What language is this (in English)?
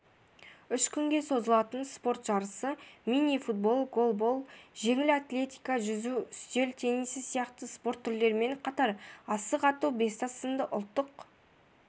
Kazakh